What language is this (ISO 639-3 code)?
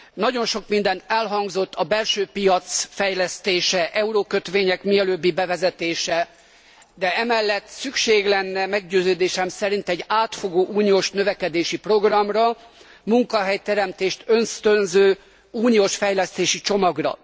hun